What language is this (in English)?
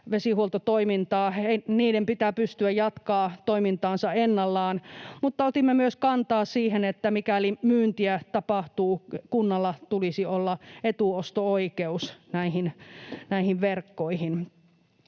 Finnish